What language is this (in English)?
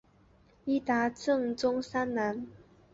Chinese